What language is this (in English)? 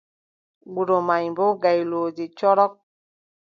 Adamawa Fulfulde